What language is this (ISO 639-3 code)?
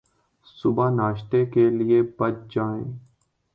urd